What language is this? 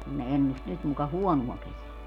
Finnish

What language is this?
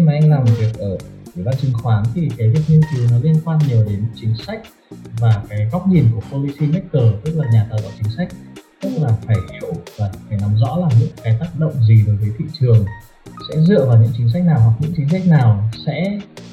Vietnamese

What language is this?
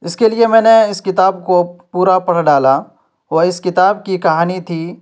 Urdu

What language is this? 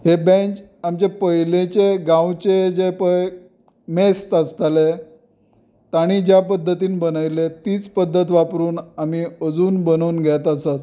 Konkani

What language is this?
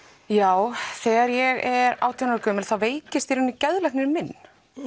Icelandic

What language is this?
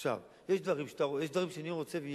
Hebrew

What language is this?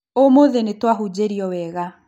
Kikuyu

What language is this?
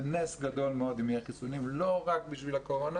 Hebrew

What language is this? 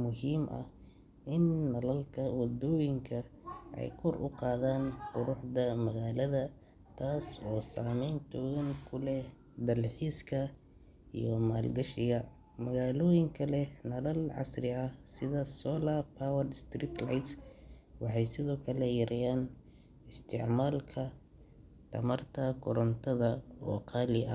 Somali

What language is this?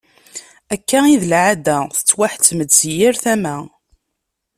Kabyle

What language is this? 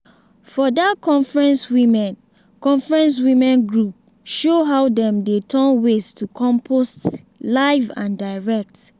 Nigerian Pidgin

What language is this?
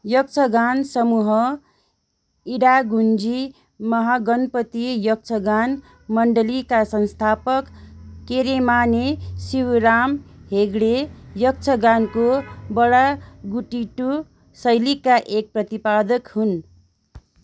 Nepali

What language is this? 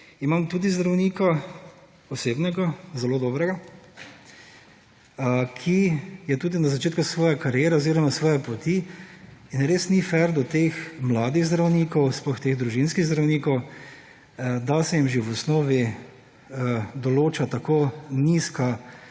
Slovenian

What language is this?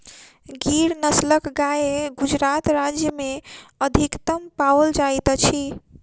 Maithili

